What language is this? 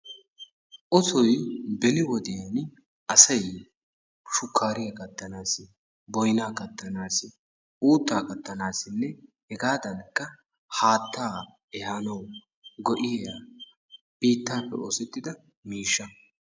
Wolaytta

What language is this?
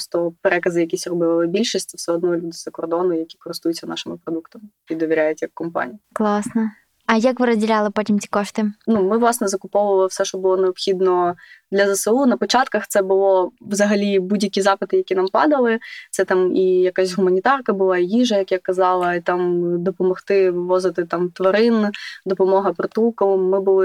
Ukrainian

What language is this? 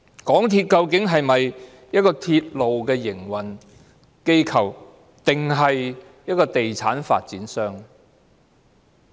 Cantonese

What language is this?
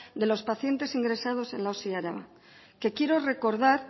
Spanish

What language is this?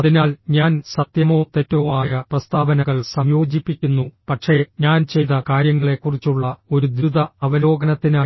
Malayalam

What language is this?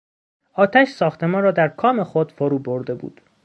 Persian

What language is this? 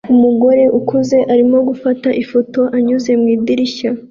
Kinyarwanda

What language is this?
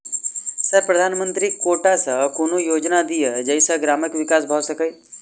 Maithili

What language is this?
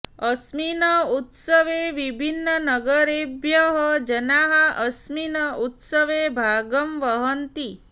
Sanskrit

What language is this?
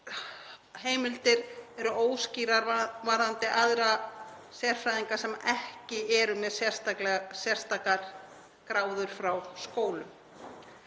Icelandic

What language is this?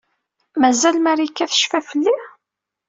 Kabyle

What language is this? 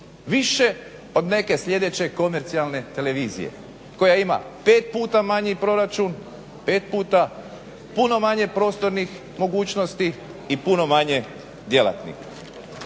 Croatian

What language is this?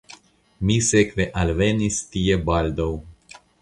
Esperanto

